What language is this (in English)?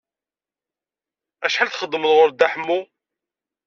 Kabyle